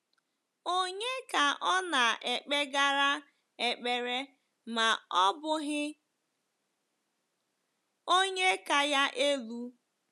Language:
Igbo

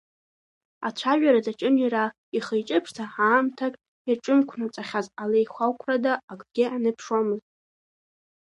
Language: Abkhazian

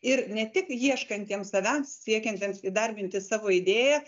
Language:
Lithuanian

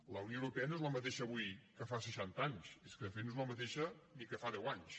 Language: Catalan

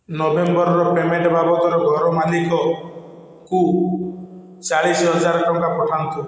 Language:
Odia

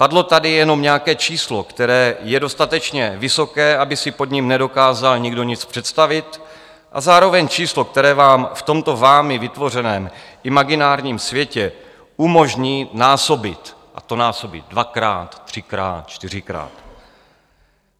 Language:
Czech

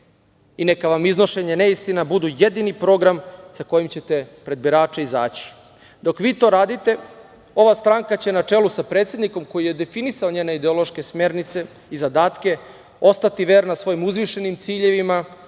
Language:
Serbian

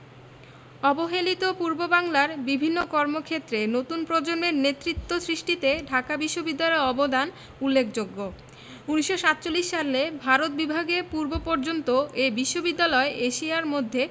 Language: Bangla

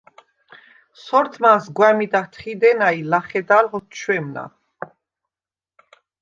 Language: Svan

